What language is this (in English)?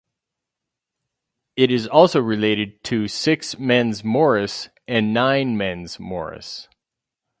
English